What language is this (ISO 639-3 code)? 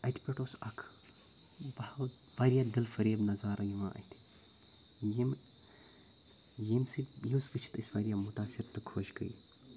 kas